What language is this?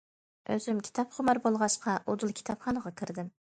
Uyghur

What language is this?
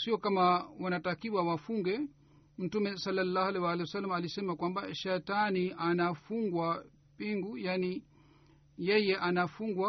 Swahili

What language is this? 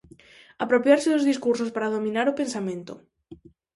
Galician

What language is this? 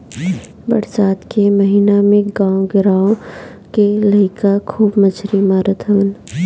Bhojpuri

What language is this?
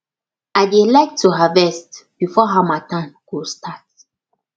Nigerian Pidgin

